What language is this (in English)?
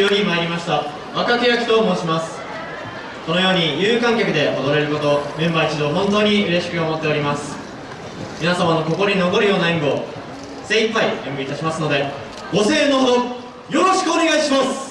Japanese